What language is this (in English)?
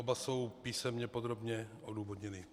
Czech